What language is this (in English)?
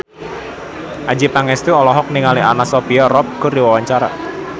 Sundanese